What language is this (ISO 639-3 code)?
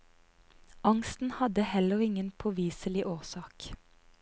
nor